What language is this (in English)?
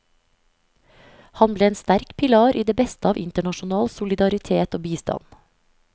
Norwegian